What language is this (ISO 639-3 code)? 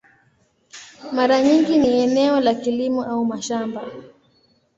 swa